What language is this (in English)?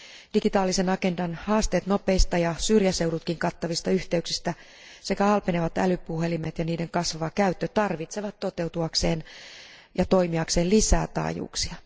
Finnish